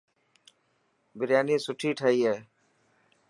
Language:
Dhatki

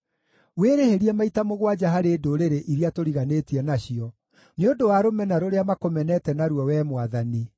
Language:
Kikuyu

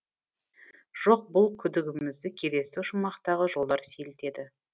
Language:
Kazakh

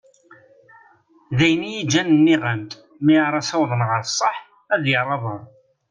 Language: Kabyle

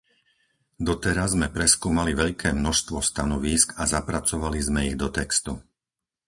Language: Slovak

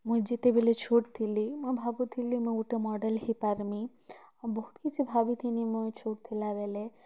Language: Odia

